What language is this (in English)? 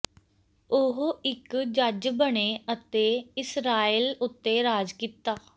Punjabi